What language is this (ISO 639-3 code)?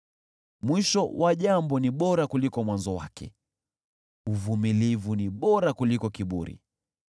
swa